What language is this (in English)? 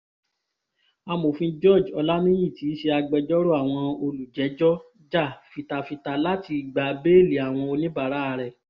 Yoruba